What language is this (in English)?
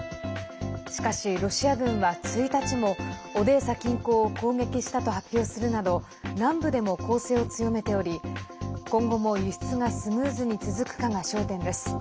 Japanese